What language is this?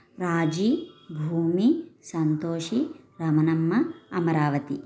Telugu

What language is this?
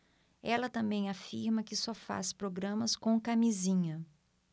Portuguese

